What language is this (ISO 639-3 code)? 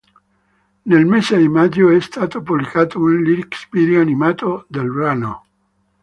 ita